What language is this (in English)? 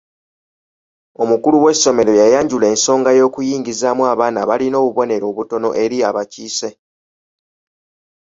Ganda